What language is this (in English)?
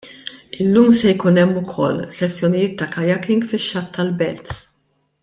Maltese